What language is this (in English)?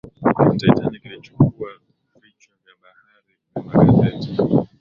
Swahili